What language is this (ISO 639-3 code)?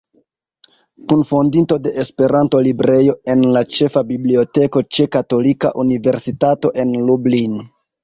epo